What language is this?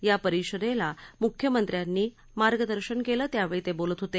Marathi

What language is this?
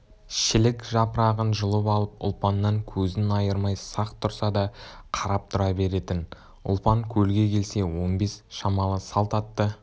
Kazakh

